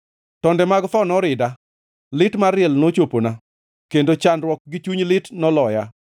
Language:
Luo (Kenya and Tanzania)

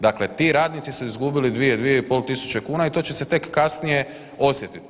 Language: Croatian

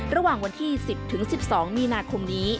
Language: Thai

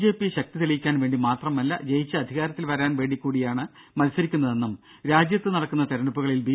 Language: Malayalam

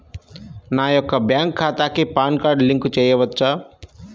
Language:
Telugu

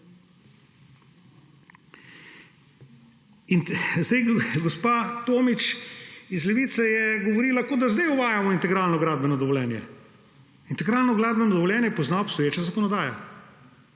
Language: Slovenian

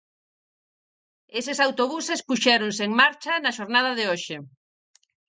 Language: Galician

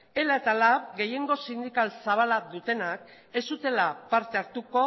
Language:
Basque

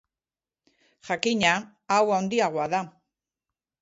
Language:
Basque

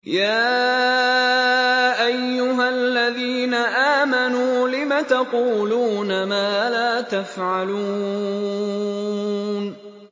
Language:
Arabic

